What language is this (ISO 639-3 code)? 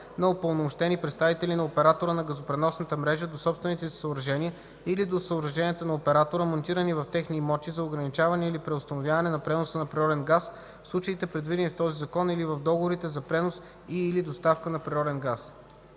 bul